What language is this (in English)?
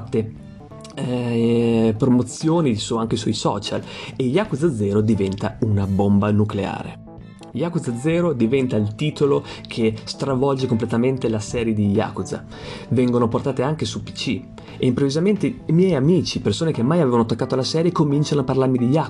Italian